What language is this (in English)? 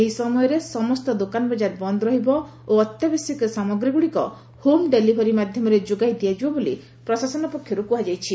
Odia